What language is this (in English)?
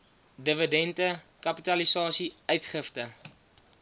Afrikaans